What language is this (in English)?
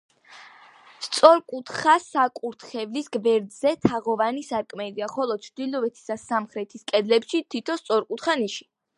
Georgian